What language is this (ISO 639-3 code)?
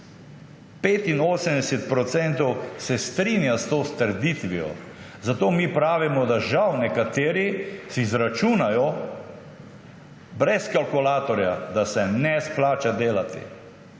slv